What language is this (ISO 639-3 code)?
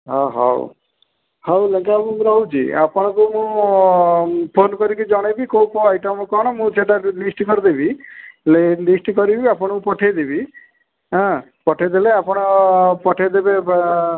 ori